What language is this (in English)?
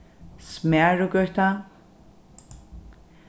Faroese